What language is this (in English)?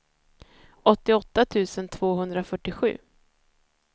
Swedish